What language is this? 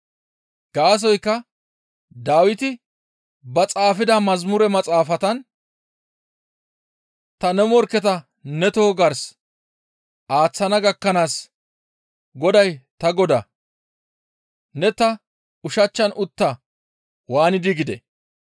Gamo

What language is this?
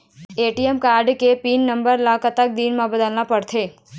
Chhattisgarhi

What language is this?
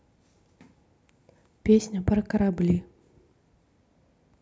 Russian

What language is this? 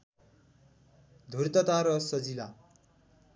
Nepali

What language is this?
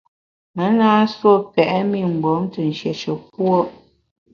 Bamun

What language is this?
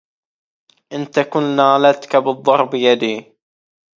Arabic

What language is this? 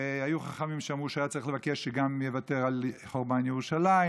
Hebrew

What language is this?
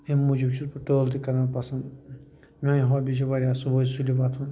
Kashmiri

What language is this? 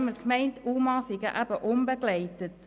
Swiss German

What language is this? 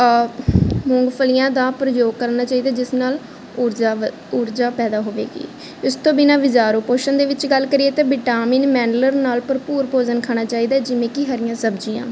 Punjabi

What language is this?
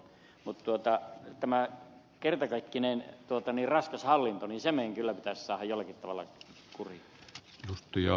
Finnish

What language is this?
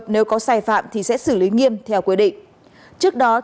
Vietnamese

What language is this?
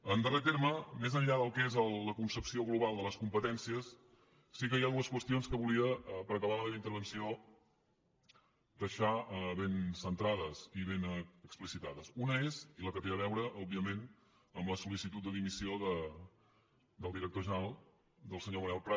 Catalan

